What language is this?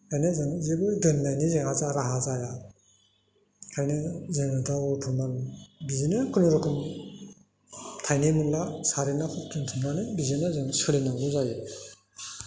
Bodo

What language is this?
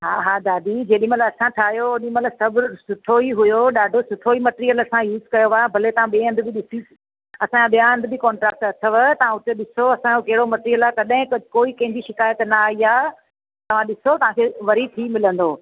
Sindhi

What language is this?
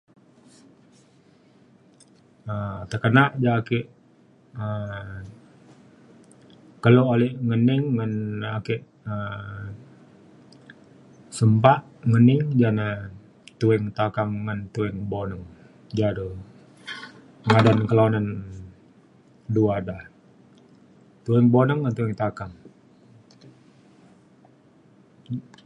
Mainstream Kenyah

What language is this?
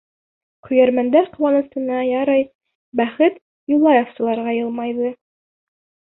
Bashkir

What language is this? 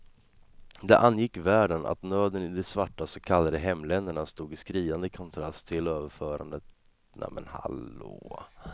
Swedish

